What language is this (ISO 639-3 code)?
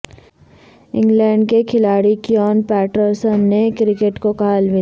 urd